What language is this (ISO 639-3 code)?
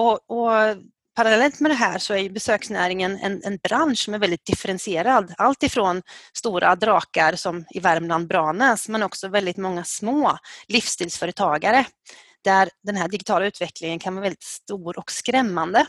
swe